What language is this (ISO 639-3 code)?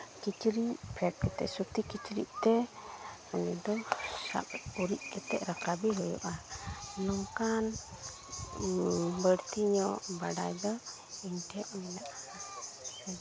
sat